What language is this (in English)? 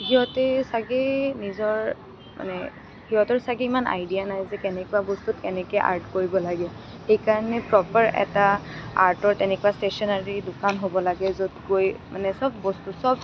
Assamese